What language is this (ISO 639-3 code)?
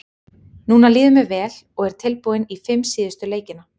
isl